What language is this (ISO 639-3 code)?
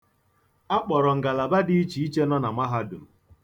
ibo